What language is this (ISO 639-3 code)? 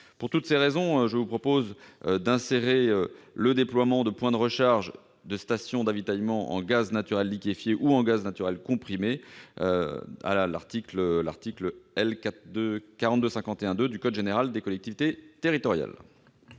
fra